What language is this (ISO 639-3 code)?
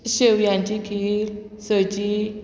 kok